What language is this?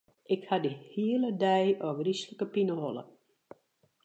Western Frisian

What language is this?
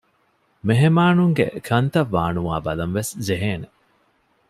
Divehi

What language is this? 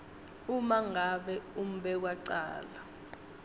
Swati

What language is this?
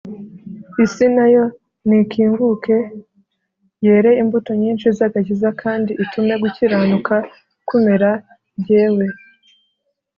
Kinyarwanda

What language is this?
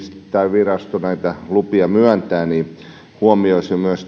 Finnish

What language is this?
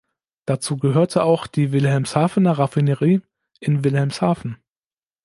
German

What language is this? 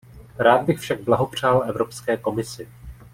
Czech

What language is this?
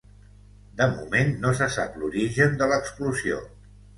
Catalan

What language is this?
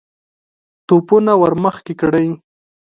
Pashto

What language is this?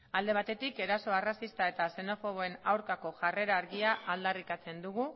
Basque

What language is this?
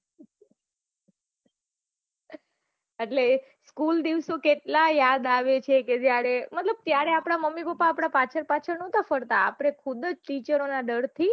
Gujarati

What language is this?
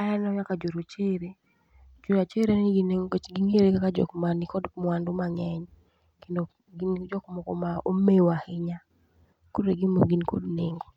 Luo (Kenya and Tanzania)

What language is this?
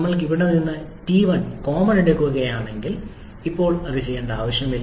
Malayalam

